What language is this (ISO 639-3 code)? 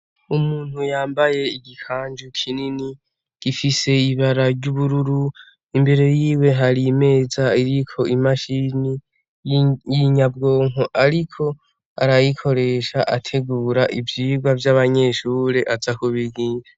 run